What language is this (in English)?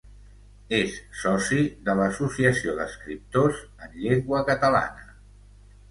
Catalan